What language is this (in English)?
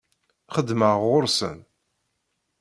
Kabyle